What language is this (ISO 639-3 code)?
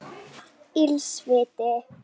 isl